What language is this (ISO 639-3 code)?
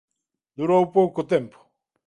glg